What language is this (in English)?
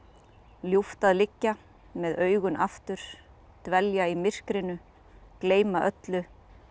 Icelandic